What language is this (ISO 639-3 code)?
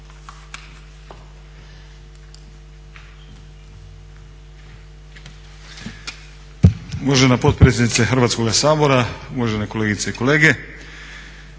hrv